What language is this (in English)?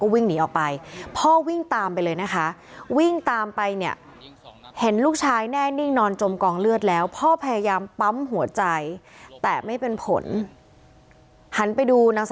Thai